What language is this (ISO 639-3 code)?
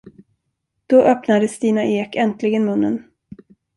swe